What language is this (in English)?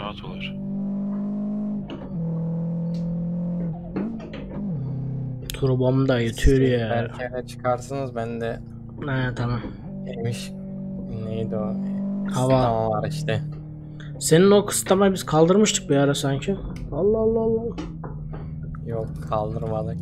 Turkish